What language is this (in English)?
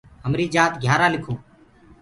Gurgula